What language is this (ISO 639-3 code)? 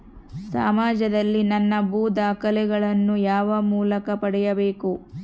kan